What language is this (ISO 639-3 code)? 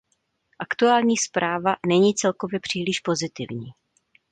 ces